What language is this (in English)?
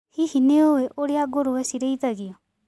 Kikuyu